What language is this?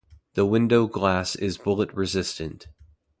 English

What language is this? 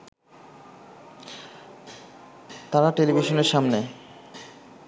Bangla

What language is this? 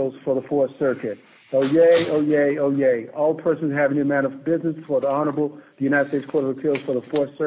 English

